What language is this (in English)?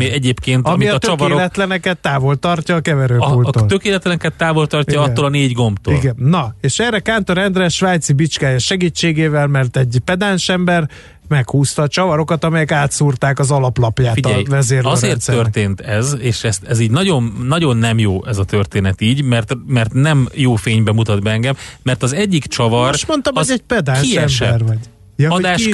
Hungarian